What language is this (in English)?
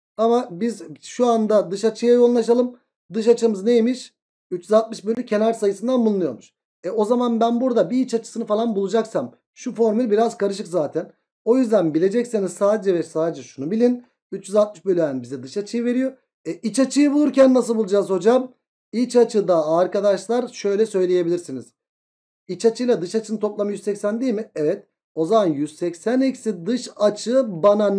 Turkish